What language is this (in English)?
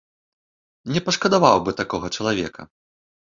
Belarusian